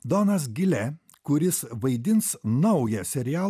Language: Lithuanian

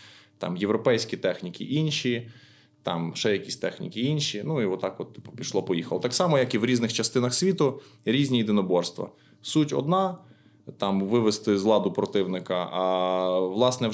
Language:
Ukrainian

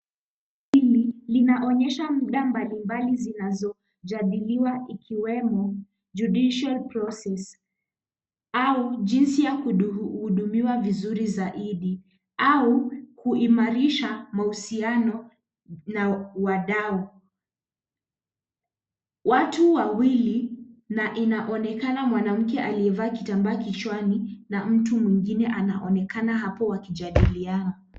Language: Swahili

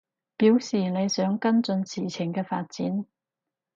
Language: Cantonese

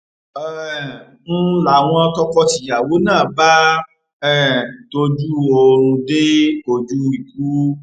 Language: Yoruba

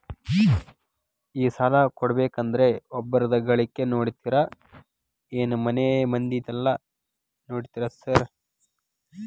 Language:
Kannada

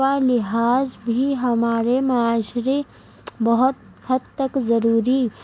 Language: Urdu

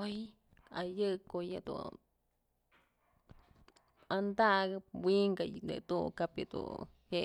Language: Mazatlán Mixe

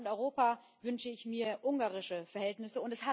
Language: German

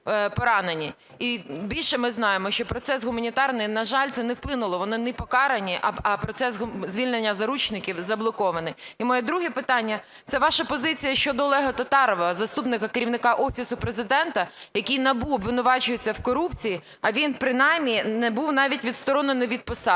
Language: Ukrainian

